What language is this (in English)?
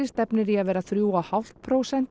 Icelandic